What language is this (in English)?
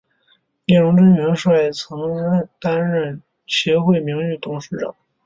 Chinese